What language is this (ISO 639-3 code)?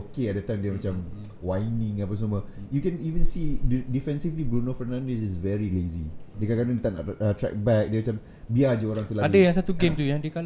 msa